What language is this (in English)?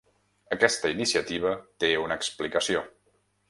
Catalan